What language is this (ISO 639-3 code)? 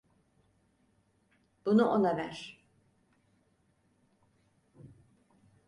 tur